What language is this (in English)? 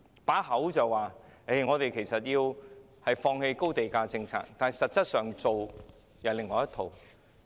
Cantonese